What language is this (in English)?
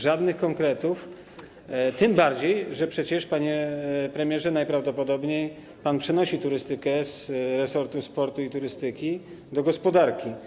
Polish